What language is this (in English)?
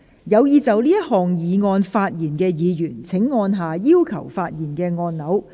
Cantonese